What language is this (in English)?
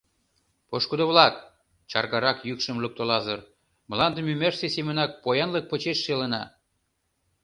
Mari